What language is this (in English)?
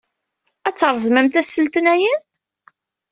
Kabyle